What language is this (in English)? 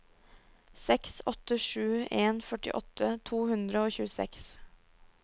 Norwegian